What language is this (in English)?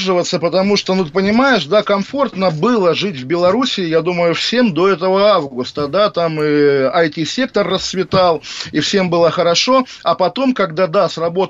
Russian